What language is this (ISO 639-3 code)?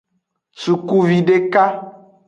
ajg